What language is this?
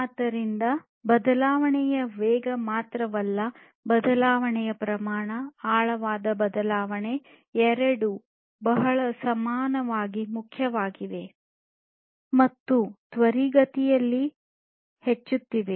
Kannada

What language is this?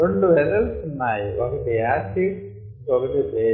Telugu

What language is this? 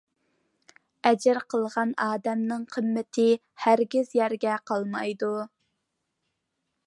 Uyghur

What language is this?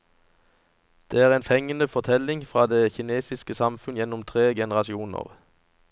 Norwegian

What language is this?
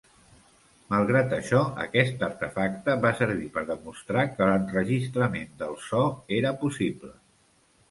Catalan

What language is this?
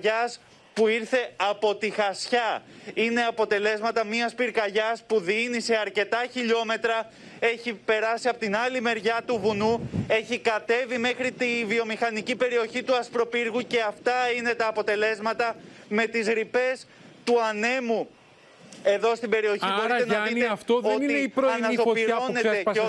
Greek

